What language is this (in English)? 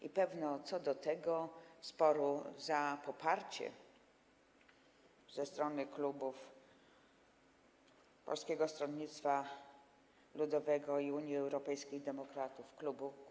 Polish